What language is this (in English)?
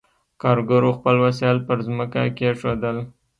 Pashto